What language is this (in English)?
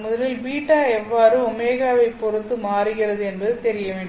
Tamil